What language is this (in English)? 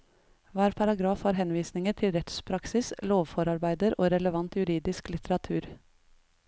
Norwegian